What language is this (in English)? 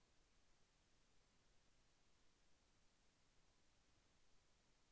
Telugu